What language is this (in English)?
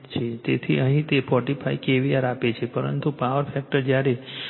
Gujarati